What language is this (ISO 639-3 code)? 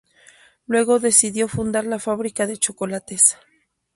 spa